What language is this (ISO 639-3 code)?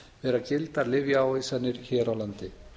isl